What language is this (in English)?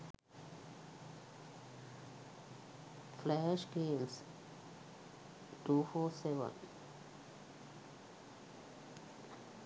Sinhala